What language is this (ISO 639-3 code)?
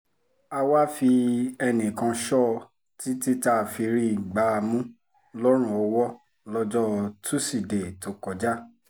yor